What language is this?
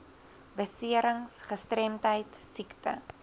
Afrikaans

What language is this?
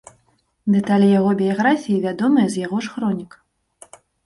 Belarusian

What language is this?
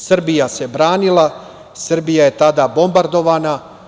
Serbian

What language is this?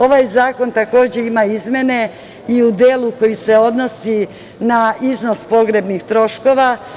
Serbian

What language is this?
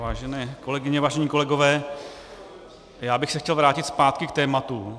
Czech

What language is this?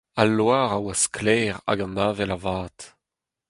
Breton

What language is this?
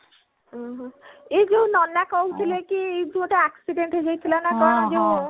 Odia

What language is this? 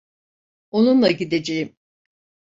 Turkish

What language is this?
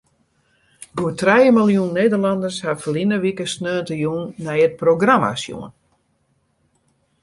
Western Frisian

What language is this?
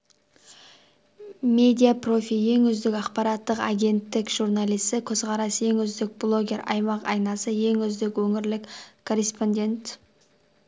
Kazakh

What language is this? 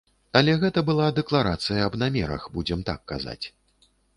Belarusian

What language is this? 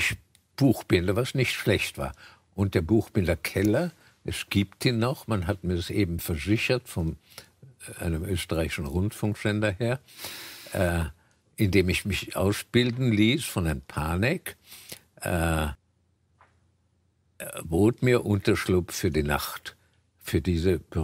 German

